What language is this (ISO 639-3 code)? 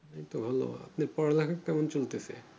ben